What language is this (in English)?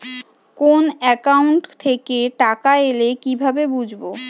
Bangla